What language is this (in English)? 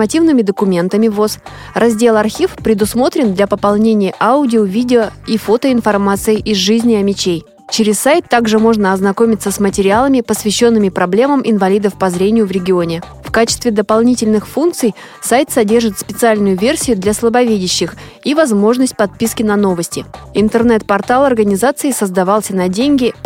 Russian